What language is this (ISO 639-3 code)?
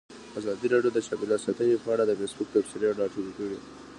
pus